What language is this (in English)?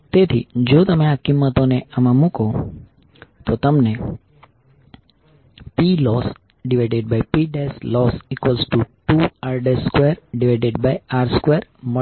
Gujarati